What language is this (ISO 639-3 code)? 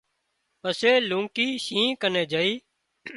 kxp